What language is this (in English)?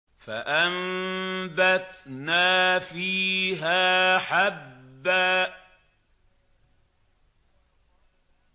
Arabic